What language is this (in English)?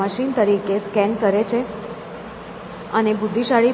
Gujarati